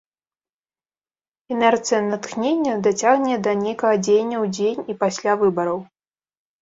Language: Belarusian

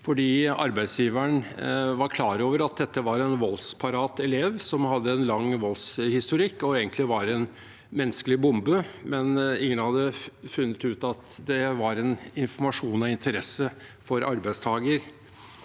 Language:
Norwegian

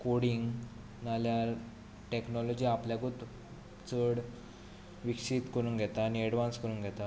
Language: Konkani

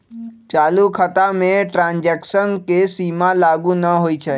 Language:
Magahi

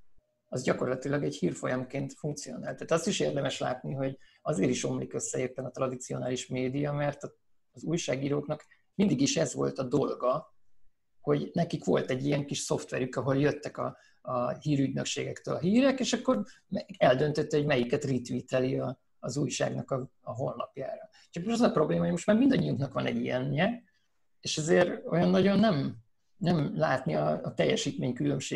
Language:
Hungarian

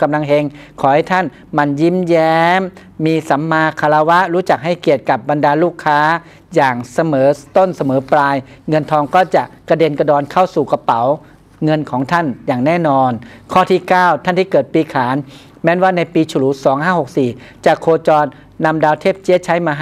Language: Thai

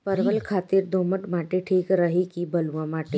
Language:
Bhojpuri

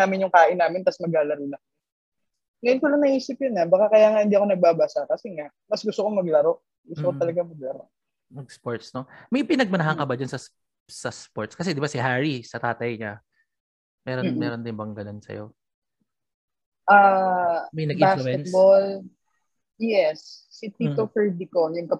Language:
Filipino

